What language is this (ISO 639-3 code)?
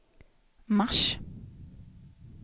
swe